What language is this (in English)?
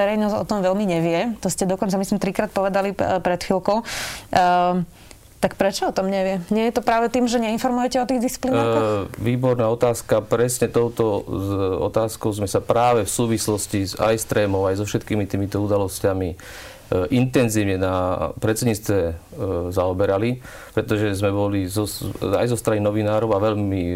Slovak